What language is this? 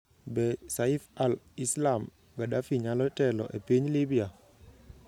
Luo (Kenya and Tanzania)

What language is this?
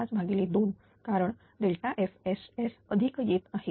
Marathi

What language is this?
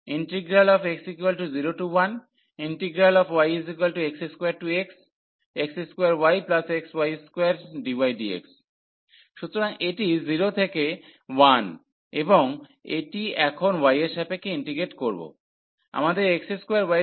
Bangla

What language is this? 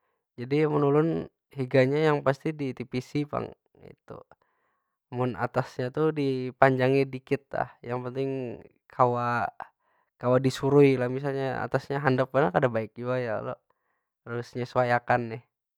Banjar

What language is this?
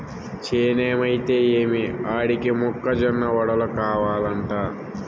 Telugu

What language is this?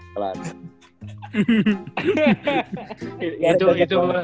Indonesian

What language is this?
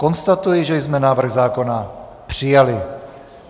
Czech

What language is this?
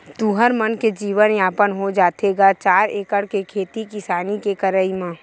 Chhattisgarhi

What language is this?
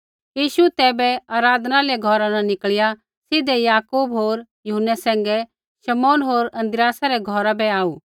Kullu Pahari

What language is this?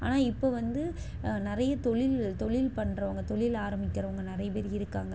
Tamil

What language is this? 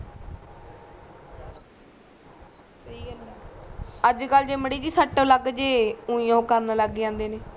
Punjabi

